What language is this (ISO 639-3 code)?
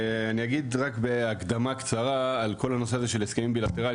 heb